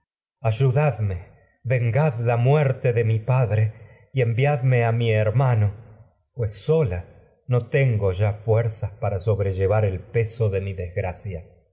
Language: Spanish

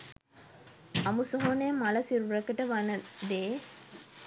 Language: Sinhala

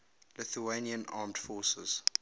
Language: English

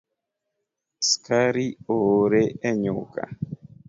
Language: Luo (Kenya and Tanzania)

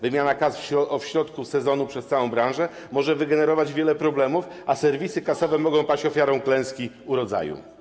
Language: Polish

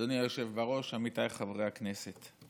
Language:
Hebrew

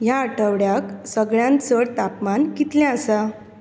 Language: Konkani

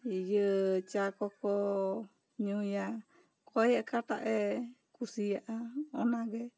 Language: Santali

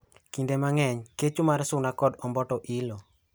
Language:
Luo (Kenya and Tanzania)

